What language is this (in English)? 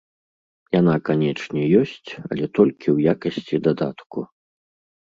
Belarusian